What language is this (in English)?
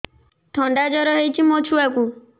Odia